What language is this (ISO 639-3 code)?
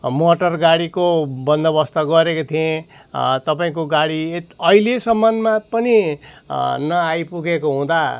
nep